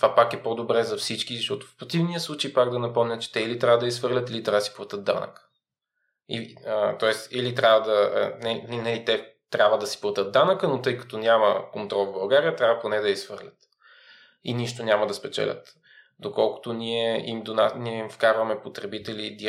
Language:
Bulgarian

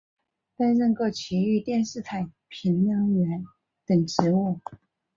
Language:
Chinese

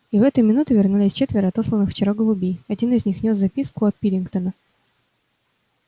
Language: Russian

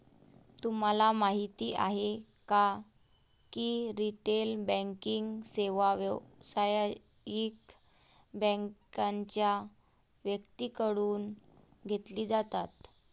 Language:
Marathi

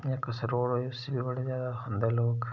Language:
Dogri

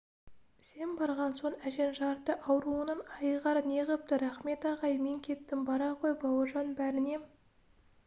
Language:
Kazakh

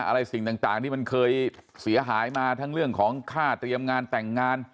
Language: Thai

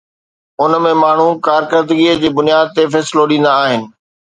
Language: Sindhi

